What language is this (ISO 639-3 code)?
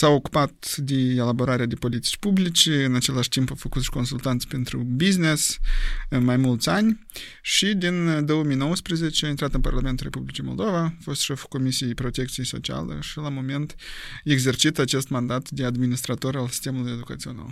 ron